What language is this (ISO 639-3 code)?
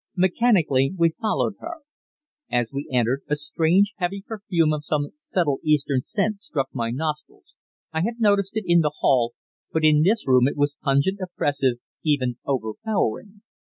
eng